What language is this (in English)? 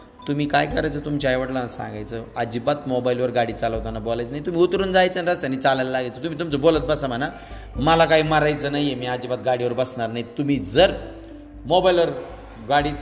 Marathi